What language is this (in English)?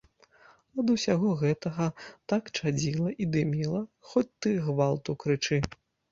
Belarusian